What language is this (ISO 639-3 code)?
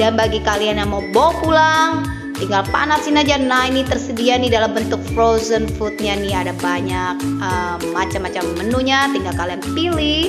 ind